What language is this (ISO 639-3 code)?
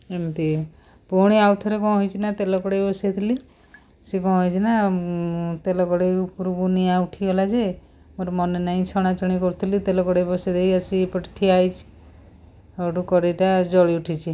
ori